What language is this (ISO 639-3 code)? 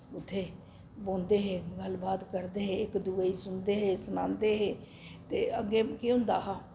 doi